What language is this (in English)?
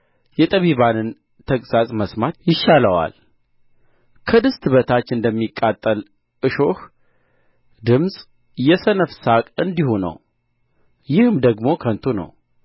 Amharic